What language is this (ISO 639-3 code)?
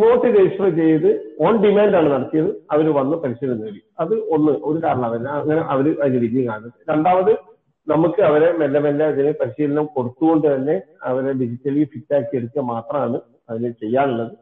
mal